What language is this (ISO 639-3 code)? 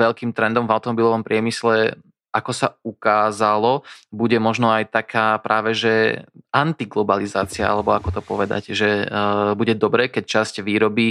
slk